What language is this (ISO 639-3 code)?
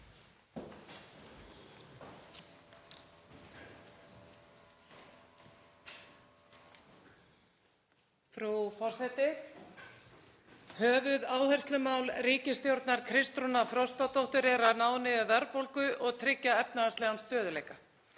isl